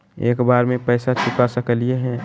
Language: Magahi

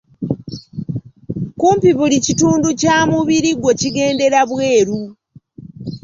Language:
Ganda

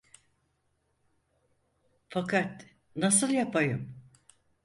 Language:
Turkish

